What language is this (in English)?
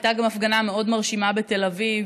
Hebrew